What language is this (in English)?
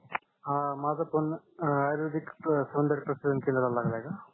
Marathi